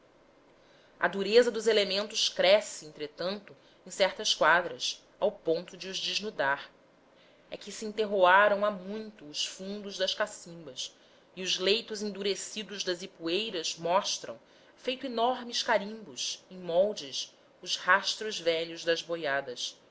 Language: Portuguese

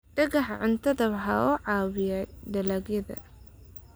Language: Somali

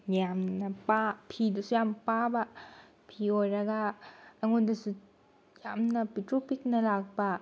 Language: Manipuri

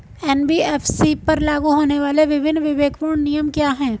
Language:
Hindi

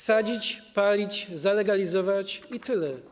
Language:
Polish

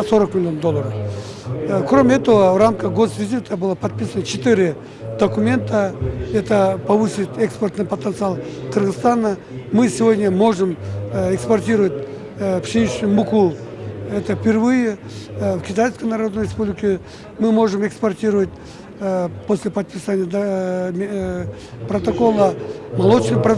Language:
Russian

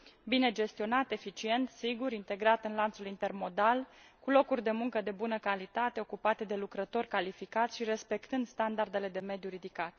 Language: Romanian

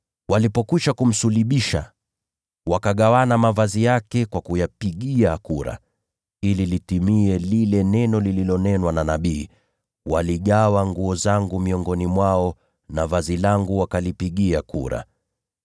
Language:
Swahili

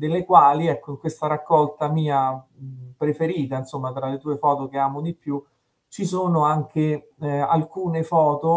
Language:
Italian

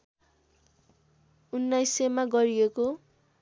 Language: Nepali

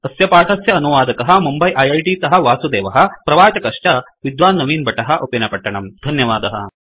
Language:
Sanskrit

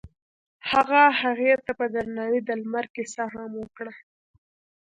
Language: Pashto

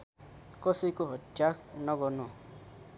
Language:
Nepali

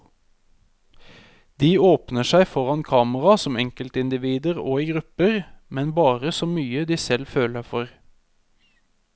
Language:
Norwegian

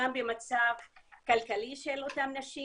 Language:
Hebrew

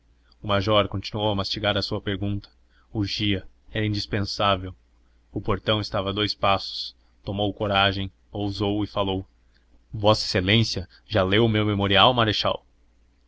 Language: Portuguese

